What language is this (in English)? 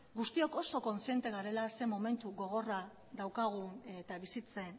Basque